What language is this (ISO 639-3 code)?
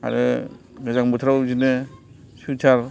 brx